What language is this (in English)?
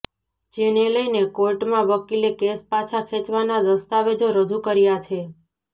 Gujarati